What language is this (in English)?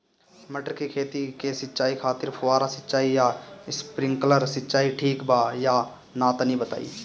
Bhojpuri